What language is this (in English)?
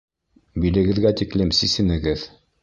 Bashkir